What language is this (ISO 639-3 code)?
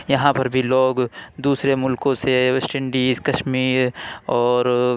urd